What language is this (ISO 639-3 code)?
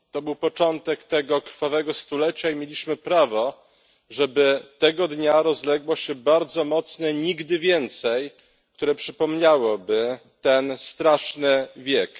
pol